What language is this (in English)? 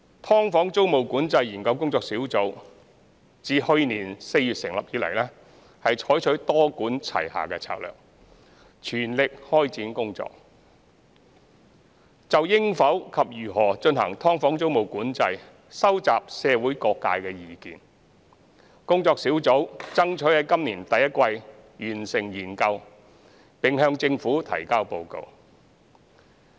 Cantonese